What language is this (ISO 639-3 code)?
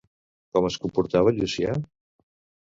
cat